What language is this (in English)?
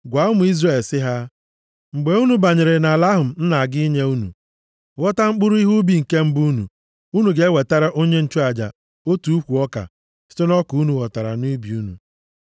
Igbo